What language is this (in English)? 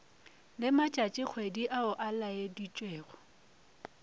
Northern Sotho